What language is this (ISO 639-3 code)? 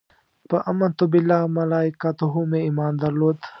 pus